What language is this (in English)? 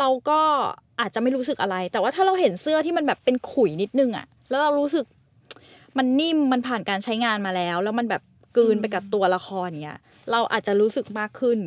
Thai